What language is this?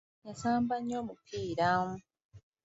Ganda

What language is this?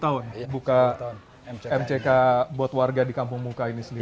Indonesian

